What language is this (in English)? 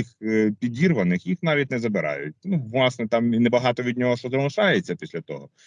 Ukrainian